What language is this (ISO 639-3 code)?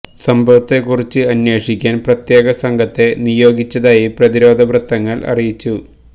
mal